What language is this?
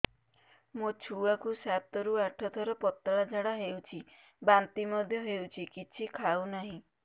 Odia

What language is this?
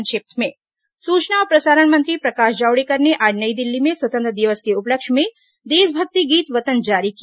Hindi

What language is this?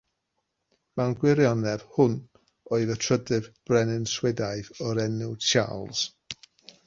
Welsh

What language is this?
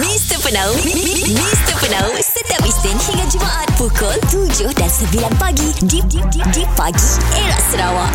Malay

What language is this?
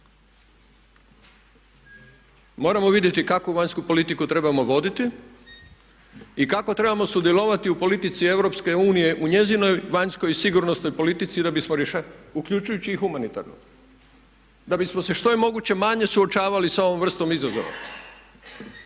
Croatian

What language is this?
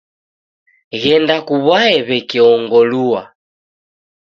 Taita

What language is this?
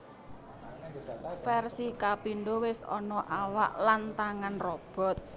Javanese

